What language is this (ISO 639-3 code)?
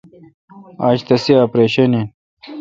xka